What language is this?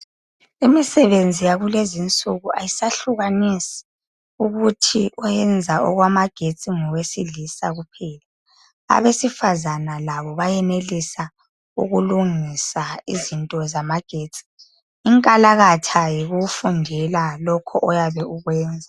North Ndebele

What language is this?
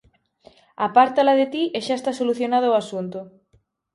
Galician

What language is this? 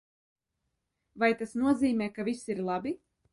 Latvian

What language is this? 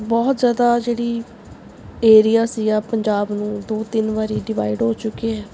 Punjabi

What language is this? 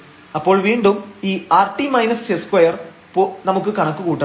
Malayalam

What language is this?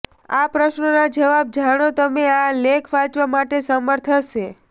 Gujarati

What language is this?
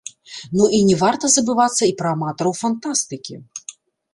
Belarusian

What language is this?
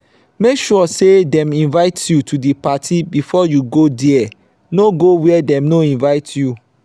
Nigerian Pidgin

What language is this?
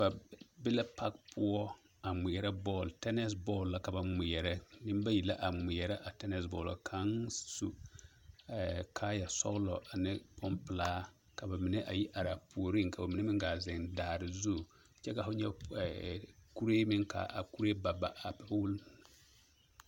Southern Dagaare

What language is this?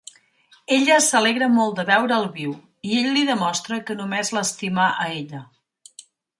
Catalan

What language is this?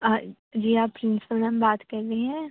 Urdu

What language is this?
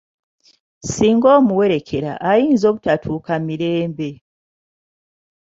Ganda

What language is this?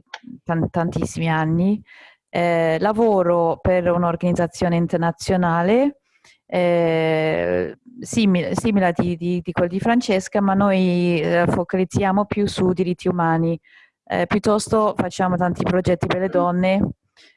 Italian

